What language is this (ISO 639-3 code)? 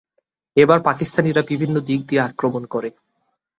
ben